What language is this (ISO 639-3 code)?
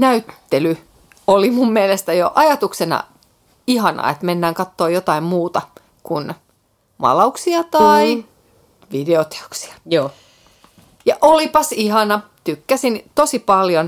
fin